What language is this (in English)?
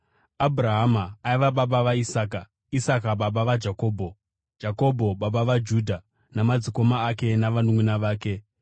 Shona